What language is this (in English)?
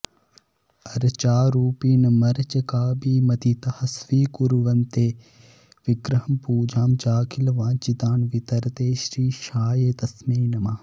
Sanskrit